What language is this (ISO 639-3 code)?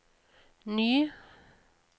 nor